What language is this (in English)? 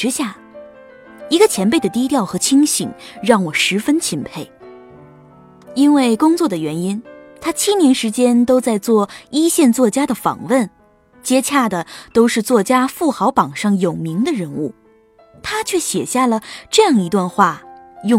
Chinese